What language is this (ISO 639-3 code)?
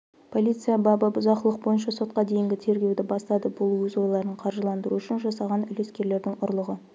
kaz